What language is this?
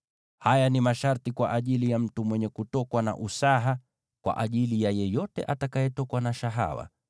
Swahili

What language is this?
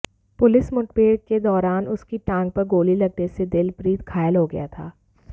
Hindi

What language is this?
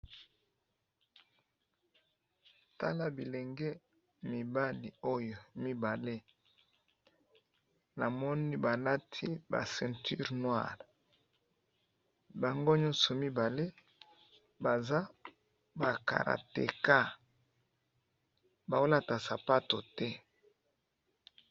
Lingala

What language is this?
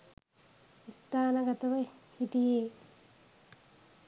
Sinhala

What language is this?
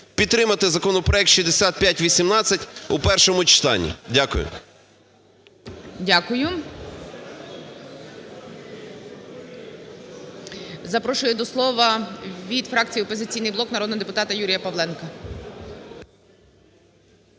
Ukrainian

